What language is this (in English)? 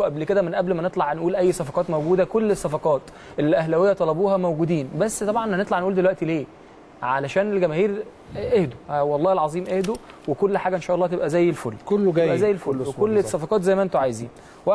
Arabic